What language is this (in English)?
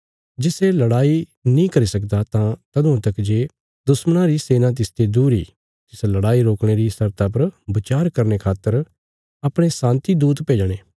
Bilaspuri